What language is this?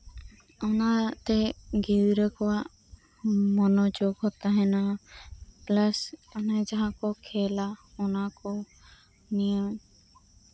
Santali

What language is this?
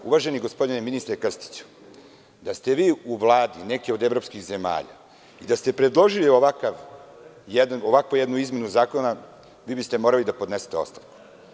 Serbian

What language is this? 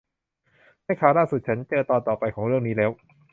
Thai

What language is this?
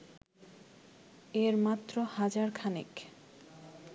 Bangla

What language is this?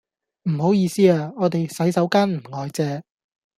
Cantonese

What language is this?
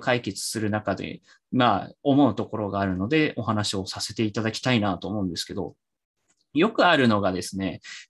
Japanese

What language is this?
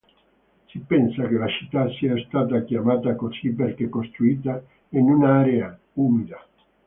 Italian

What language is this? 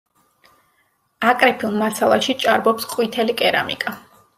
Georgian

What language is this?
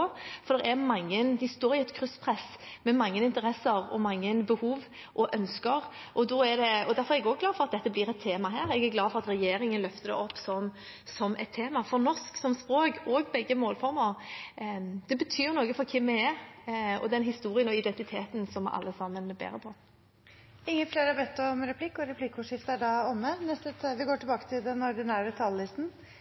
Norwegian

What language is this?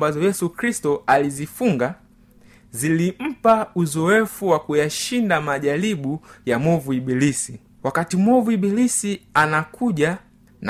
Swahili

